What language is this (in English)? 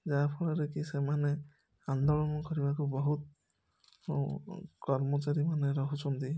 Odia